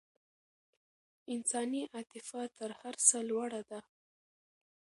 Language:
Pashto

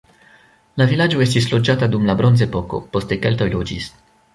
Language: Esperanto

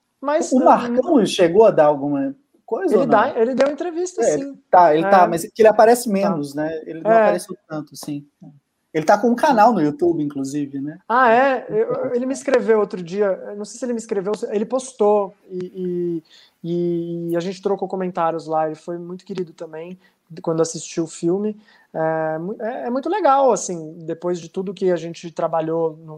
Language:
Portuguese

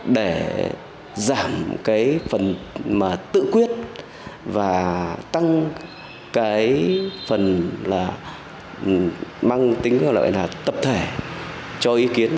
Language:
Vietnamese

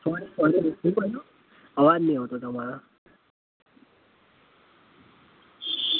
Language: Gujarati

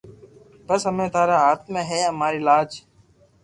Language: Loarki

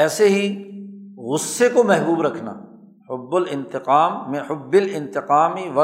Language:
Urdu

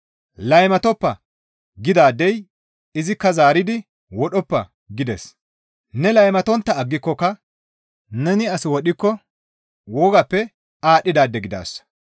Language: Gamo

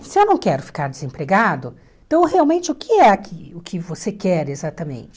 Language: Portuguese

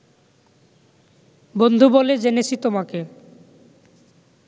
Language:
Bangla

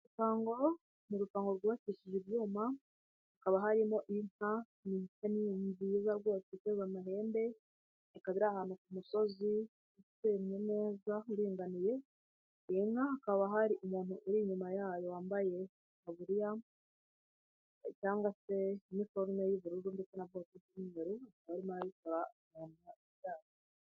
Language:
Kinyarwanda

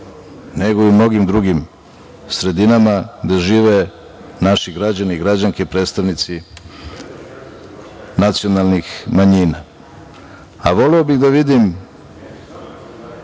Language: Serbian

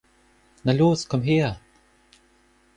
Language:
German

